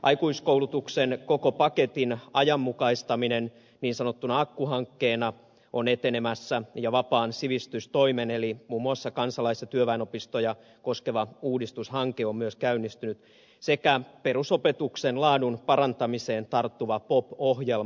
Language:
Finnish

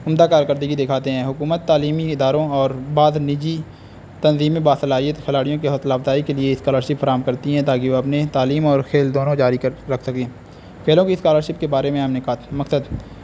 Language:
Urdu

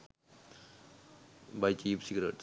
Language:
Sinhala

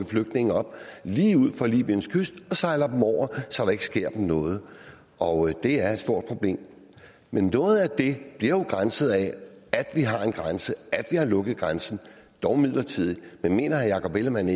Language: Danish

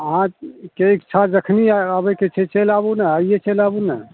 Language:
Maithili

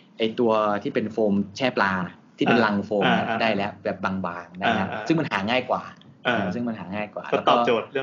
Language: Thai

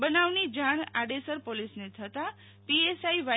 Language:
Gujarati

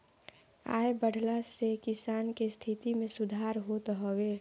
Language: Bhojpuri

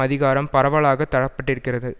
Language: Tamil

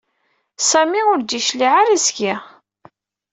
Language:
Kabyle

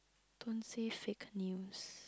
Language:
English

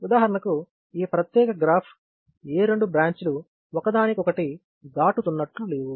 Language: Telugu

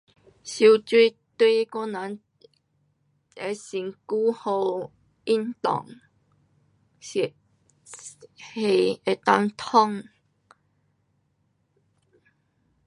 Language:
Pu-Xian Chinese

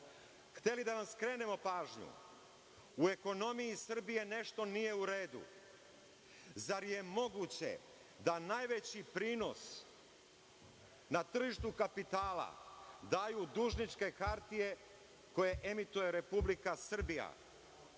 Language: Serbian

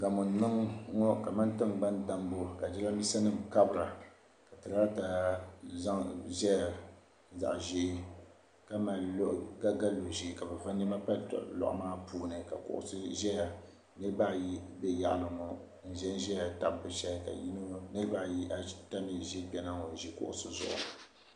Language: Dagbani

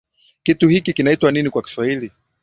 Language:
Swahili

